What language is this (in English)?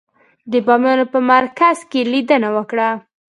Pashto